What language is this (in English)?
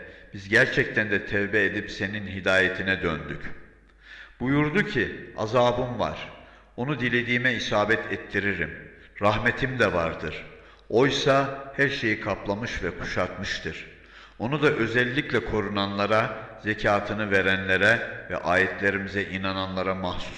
Turkish